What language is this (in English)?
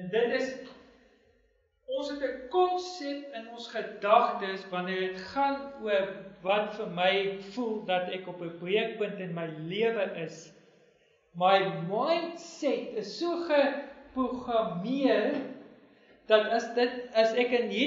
Portuguese